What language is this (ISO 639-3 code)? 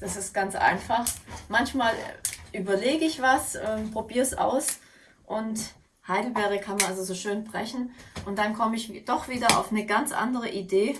deu